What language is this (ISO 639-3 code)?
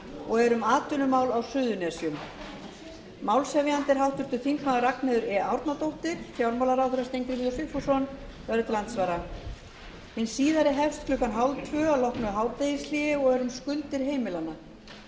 isl